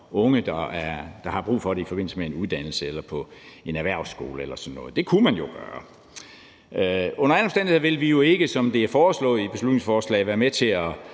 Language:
Danish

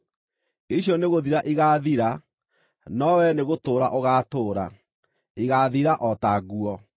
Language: Kikuyu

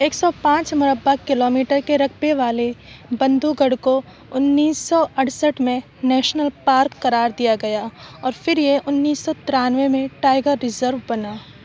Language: Urdu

